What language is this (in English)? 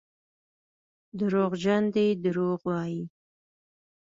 Pashto